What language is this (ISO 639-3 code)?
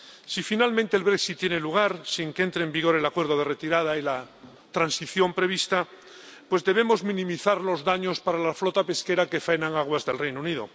spa